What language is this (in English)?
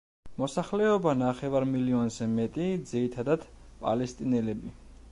Georgian